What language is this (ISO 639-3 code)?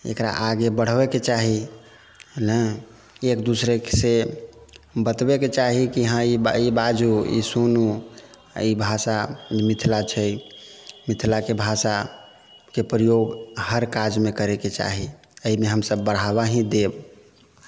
mai